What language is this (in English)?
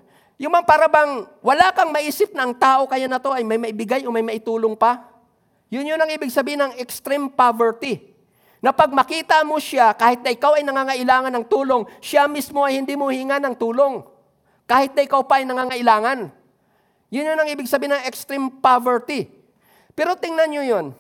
Filipino